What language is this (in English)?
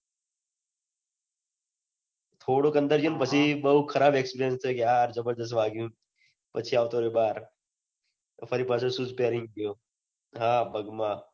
Gujarati